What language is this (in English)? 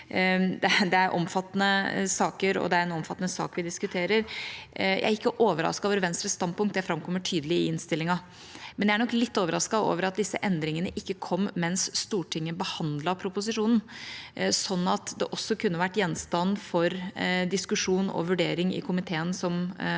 Norwegian